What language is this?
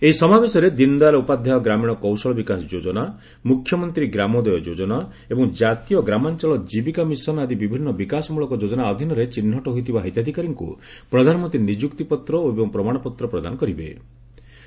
Odia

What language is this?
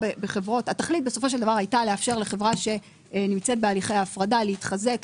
Hebrew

